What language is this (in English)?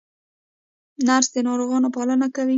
Pashto